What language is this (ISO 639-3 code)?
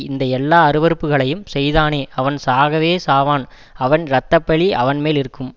tam